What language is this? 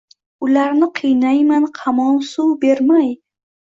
Uzbek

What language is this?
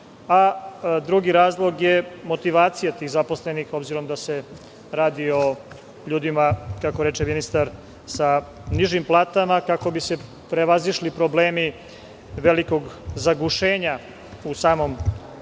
Serbian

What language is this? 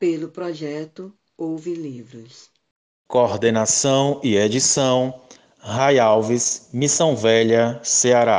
Portuguese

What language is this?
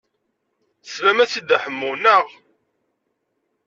Kabyle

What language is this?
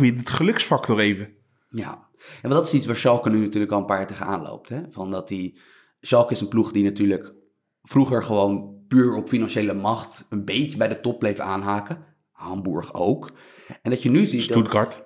Dutch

